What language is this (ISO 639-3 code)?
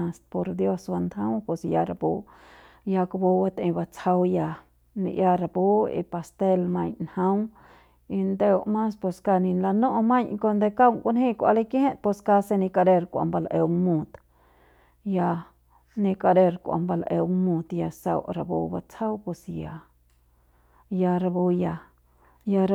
pbs